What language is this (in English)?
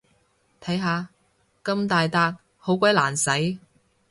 Cantonese